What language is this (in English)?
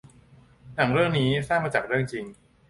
Thai